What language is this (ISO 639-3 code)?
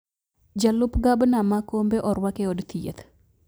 luo